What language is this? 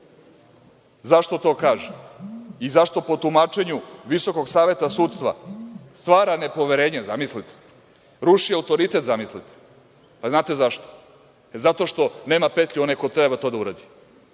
Serbian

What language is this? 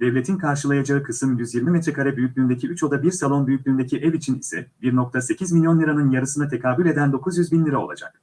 Turkish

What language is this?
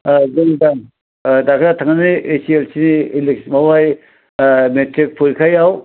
Bodo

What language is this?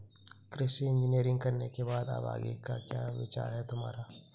Hindi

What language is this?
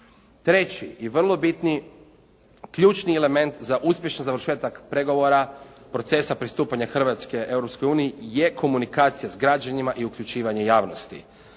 Croatian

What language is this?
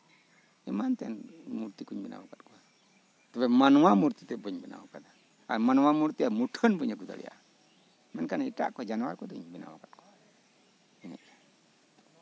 Santali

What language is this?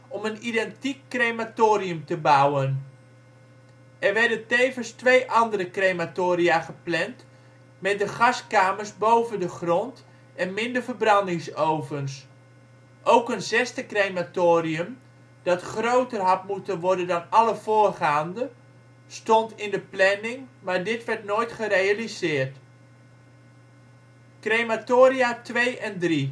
Dutch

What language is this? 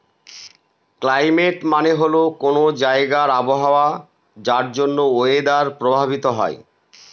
Bangla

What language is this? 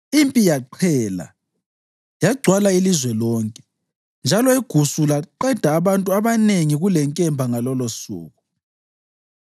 North Ndebele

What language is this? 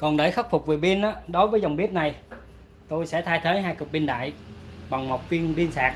Vietnamese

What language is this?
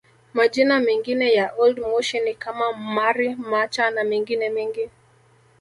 Swahili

